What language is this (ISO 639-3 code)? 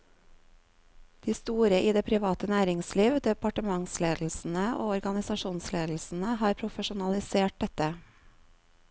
nor